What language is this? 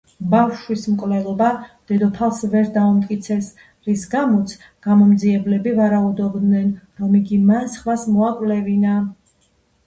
Georgian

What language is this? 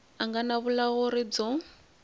Tsonga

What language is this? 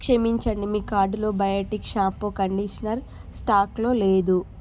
Telugu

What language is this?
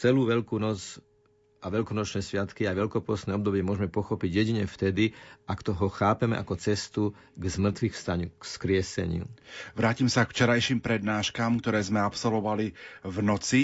Slovak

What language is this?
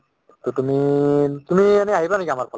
Assamese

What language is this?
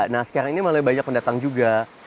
Indonesian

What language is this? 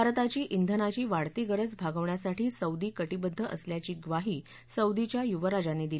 Marathi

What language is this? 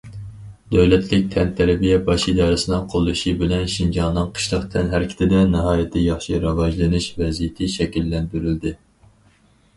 Uyghur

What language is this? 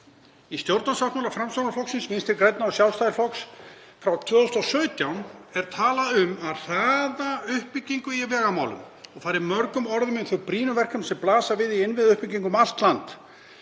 Icelandic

